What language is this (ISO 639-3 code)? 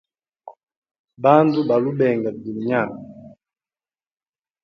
hem